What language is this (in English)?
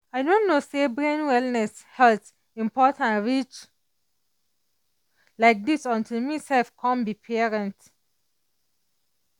Nigerian Pidgin